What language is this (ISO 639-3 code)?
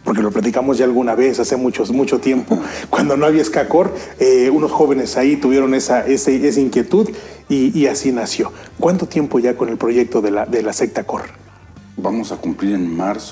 spa